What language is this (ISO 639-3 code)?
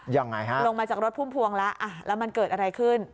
tha